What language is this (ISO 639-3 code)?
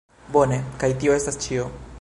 epo